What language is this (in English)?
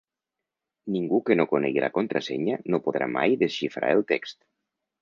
Catalan